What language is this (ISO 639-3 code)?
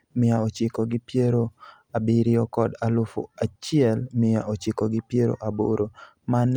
luo